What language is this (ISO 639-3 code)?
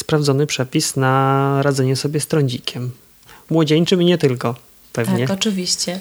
pol